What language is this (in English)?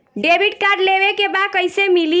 Bhojpuri